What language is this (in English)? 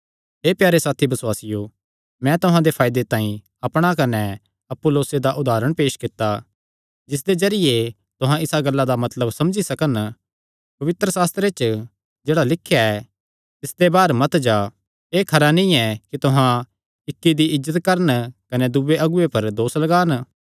Kangri